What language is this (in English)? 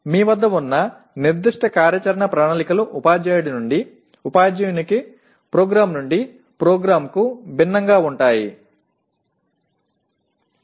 Tamil